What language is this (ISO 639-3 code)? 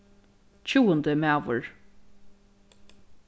fao